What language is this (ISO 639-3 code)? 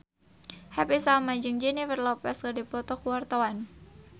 sun